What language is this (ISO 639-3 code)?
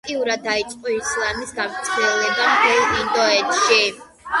kat